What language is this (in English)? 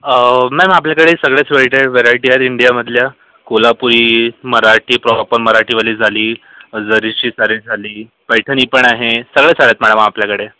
Marathi